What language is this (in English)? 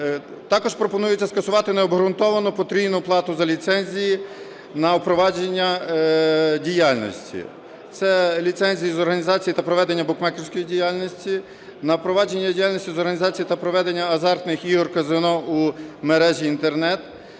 Ukrainian